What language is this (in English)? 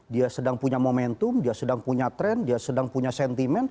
Indonesian